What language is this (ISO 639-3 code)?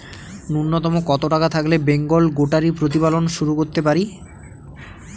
ben